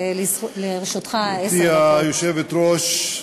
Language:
Hebrew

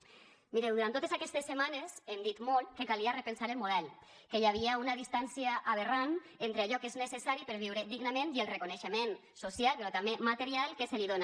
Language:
Catalan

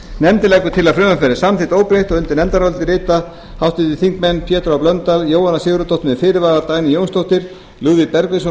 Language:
Icelandic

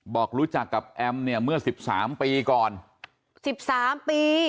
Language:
Thai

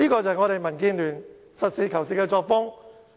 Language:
Cantonese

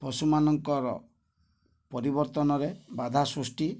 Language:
Odia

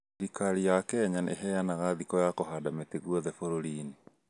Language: Kikuyu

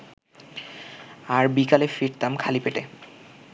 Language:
Bangla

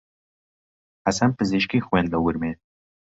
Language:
Central Kurdish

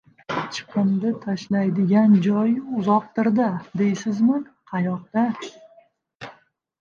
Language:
Uzbek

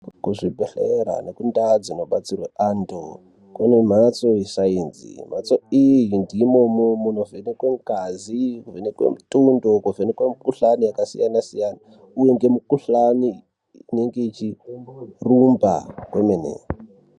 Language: Ndau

